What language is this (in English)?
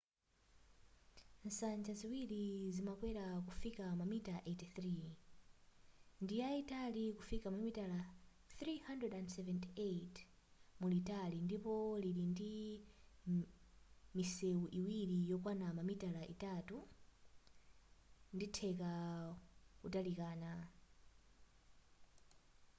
Nyanja